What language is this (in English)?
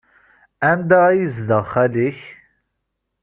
Kabyle